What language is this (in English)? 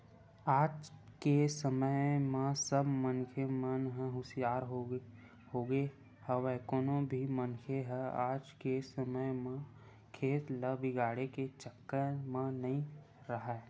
Chhattisgarhi